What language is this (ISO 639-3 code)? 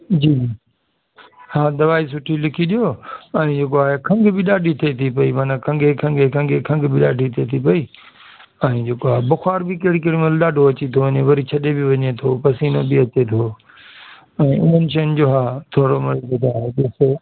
snd